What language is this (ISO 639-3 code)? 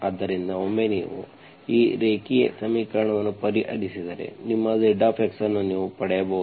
kan